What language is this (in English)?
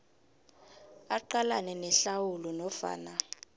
South Ndebele